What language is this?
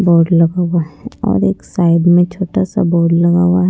Hindi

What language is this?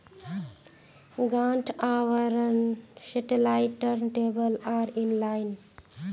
Magahi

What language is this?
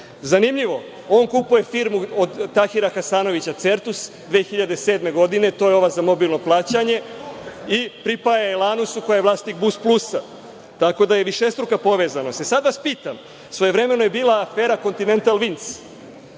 Serbian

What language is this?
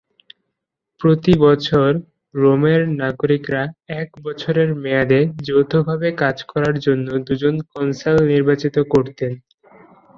Bangla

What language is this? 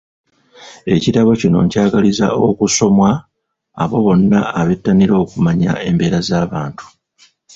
Ganda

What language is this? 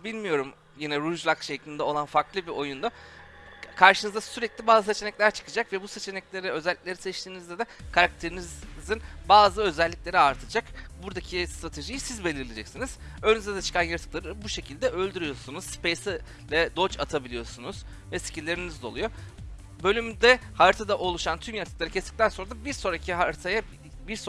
Turkish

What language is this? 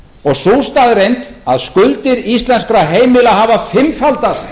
Icelandic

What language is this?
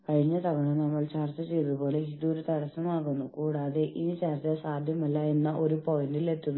Malayalam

